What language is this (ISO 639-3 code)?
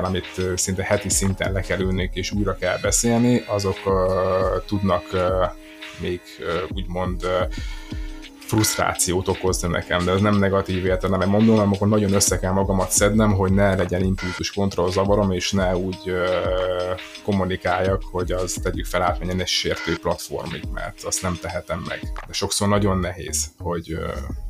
hun